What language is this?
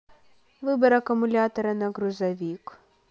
Russian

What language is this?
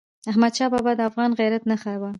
Pashto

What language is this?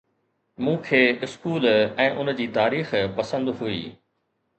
Sindhi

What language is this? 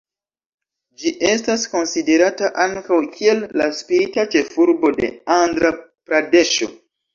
Esperanto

